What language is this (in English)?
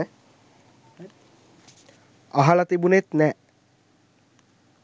Sinhala